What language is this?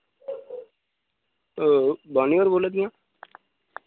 Dogri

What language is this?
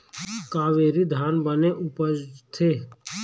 Chhattisgarhi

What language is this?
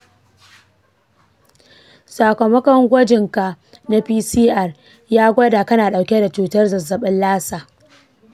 Hausa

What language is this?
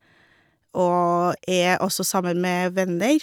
Norwegian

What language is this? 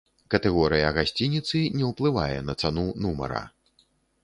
Belarusian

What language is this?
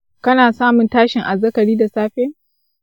Hausa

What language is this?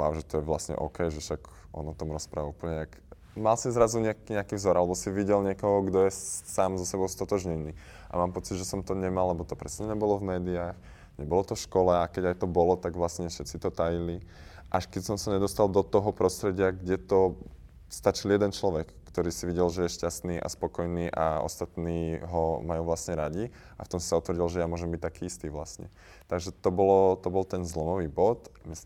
Slovak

